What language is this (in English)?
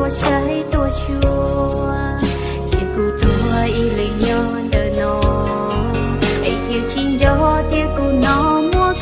Vietnamese